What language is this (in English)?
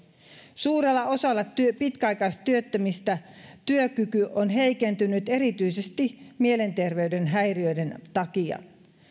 Finnish